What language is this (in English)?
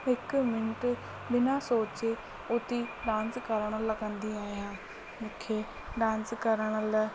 Sindhi